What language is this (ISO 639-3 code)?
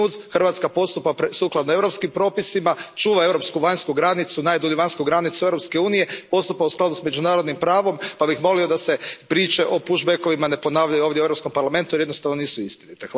hrv